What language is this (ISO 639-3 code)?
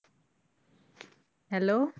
pan